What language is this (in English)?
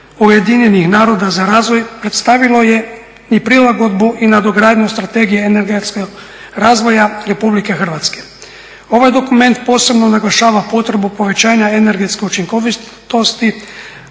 Croatian